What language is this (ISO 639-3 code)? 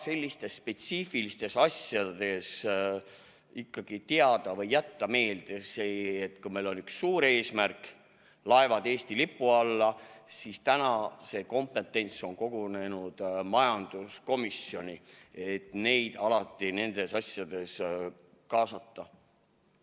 est